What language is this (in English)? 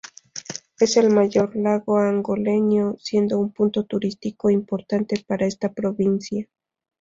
Spanish